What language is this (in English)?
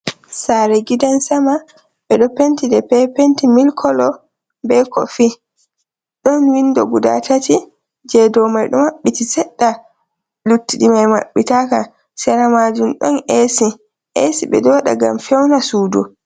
Fula